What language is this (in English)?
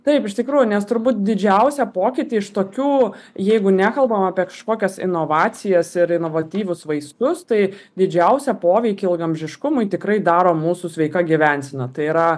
Lithuanian